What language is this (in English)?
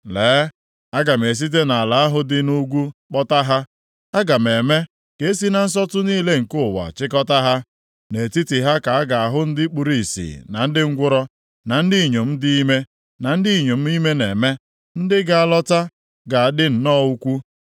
Igbo